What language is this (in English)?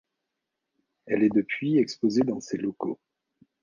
French